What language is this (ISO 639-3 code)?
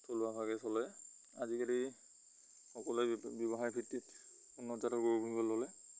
asm